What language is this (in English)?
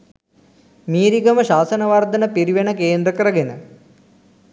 Sinhala